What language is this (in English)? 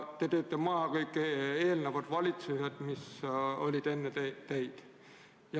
Estonian